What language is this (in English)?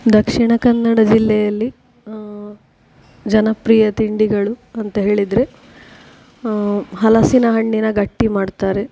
Kannada